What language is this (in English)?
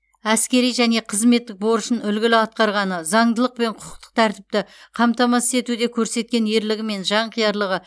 Kazakh